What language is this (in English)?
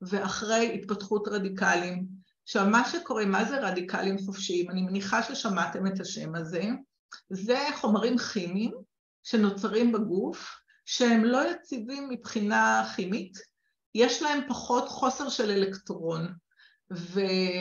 Hebrew